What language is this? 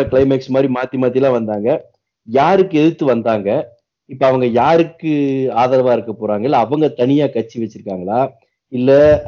Tamil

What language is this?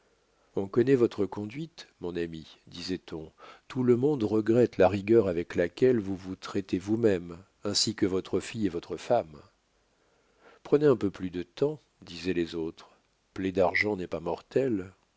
French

